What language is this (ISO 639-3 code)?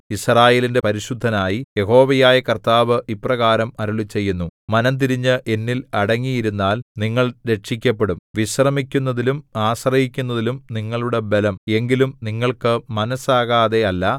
mal